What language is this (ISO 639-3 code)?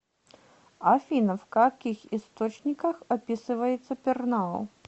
rus